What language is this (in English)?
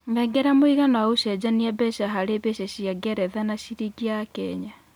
Kikuyu